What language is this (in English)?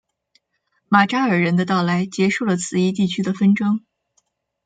Chinese